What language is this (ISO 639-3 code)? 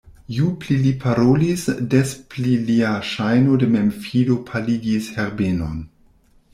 epo